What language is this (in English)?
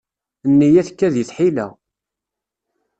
Kabyle